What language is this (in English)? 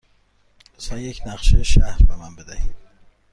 Persian